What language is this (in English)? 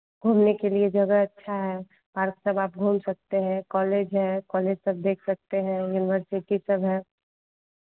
Hindi